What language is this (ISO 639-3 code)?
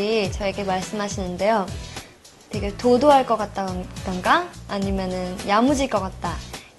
kor